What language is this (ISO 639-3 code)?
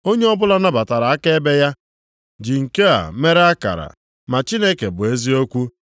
ibo